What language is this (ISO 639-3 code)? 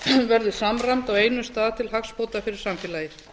isl